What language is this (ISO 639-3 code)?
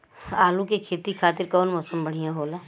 bho